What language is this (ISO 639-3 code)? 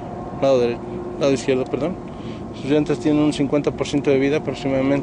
spa